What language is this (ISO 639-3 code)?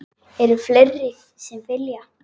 isl